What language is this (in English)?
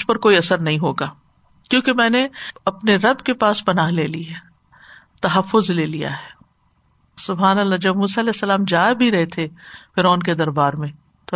Urdu